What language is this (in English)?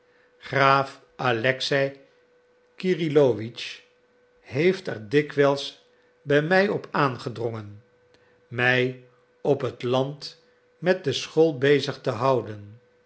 Dutch